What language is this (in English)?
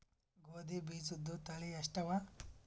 Kannada